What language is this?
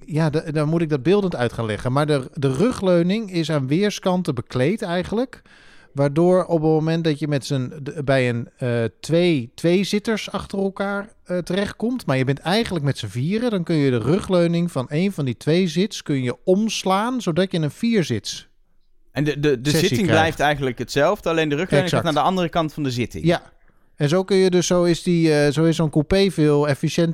Dutch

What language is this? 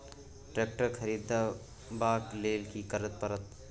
Maithili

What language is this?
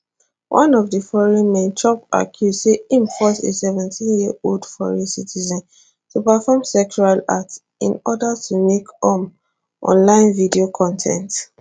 Nigerian Pidgin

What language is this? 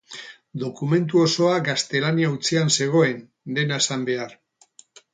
Basque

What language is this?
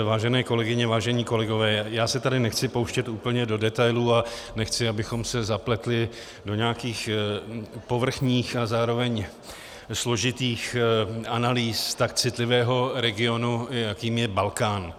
Czech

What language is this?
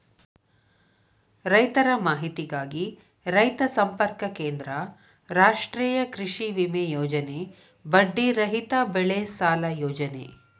Kannada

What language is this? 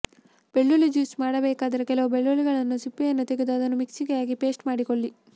Kannada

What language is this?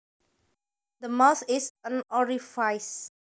Javanese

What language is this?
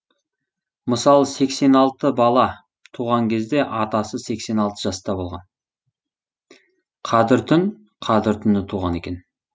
Kazakh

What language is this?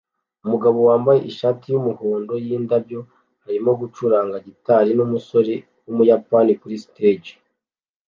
Kinyarwanda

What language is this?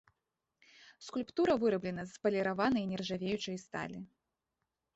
Belarusian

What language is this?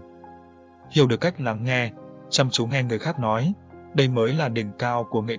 Vietnamese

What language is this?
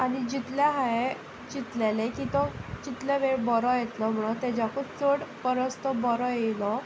Konkani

